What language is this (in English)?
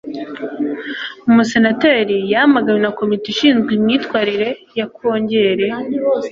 Kinyarwanda